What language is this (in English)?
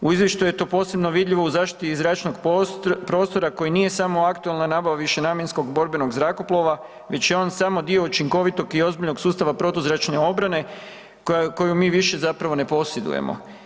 Croatian